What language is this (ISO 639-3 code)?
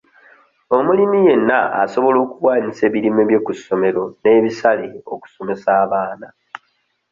lug